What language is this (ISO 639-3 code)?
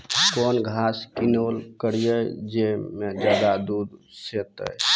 mai